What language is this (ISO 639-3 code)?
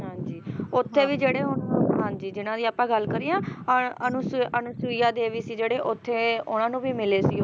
pan